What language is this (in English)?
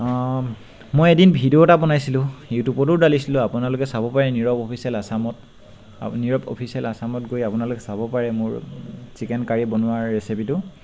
Assamese